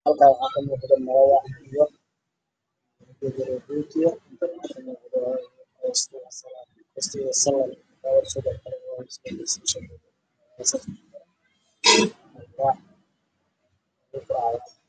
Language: Somali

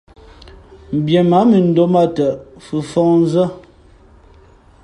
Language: Fe'fe'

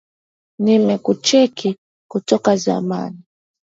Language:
Swahili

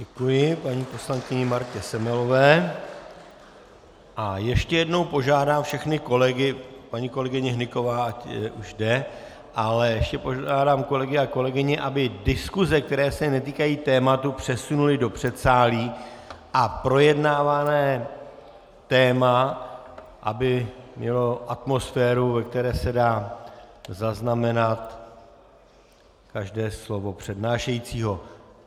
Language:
Czech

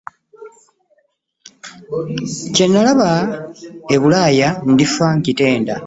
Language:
Ganda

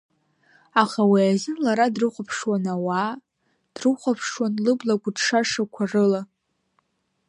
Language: Abkhazian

